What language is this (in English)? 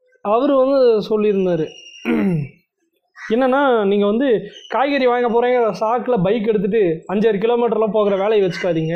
Tamil